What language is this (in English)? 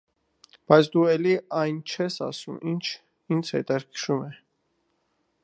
Armenian